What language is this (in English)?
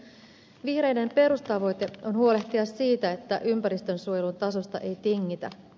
Finnish